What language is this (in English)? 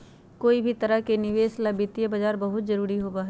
Magahi